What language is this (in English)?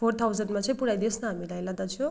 Nepali